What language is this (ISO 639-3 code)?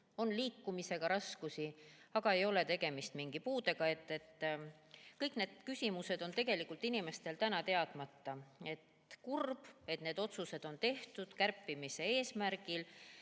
est